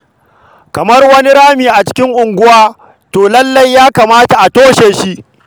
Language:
Hausa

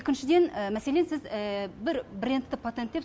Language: Kazakh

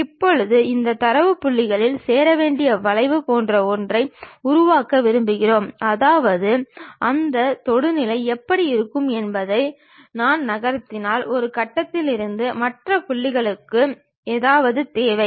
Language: Tamil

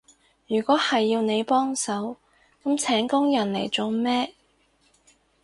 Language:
Cantonese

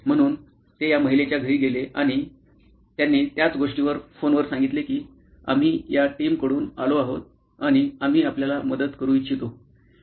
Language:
Marathi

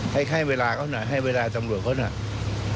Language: Thai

